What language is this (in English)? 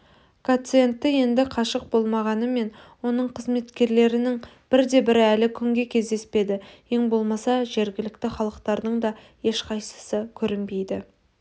Kazakh